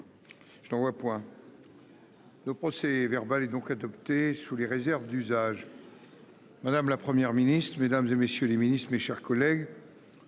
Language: French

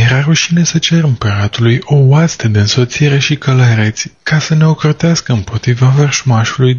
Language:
Romanian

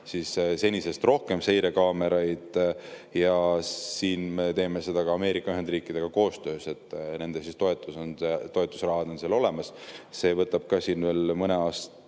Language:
Estonian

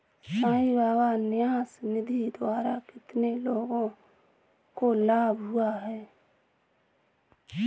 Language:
Hindi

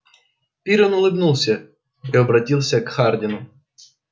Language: Russian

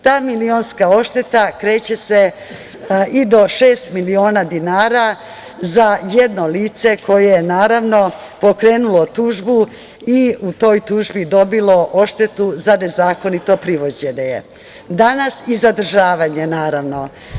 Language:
Serbian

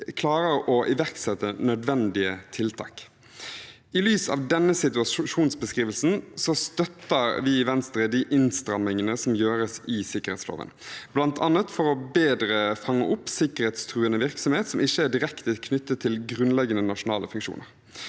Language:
Norwegian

